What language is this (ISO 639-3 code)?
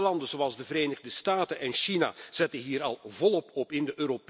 nld